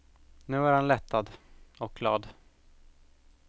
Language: Swedish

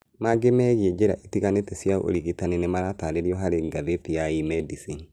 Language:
Kikuyu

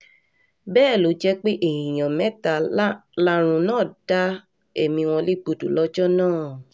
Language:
Yoruba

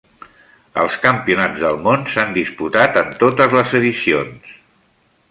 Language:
Catalan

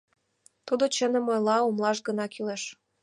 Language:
Mari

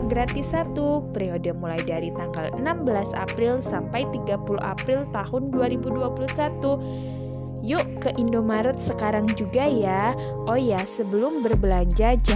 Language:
Indonesian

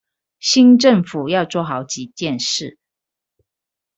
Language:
Chinese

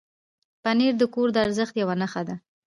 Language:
Pashto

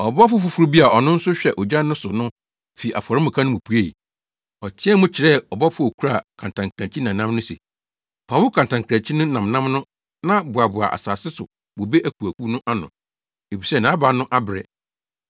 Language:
Akan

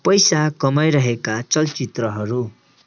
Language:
Nepali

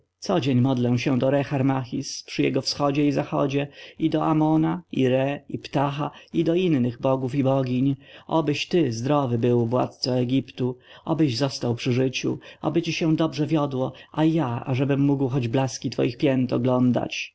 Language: Polish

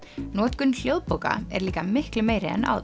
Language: Icelandic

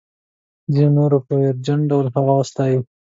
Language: Pashto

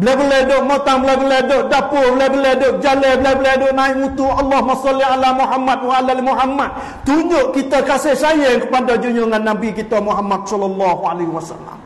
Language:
Malay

